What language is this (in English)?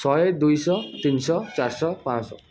Odia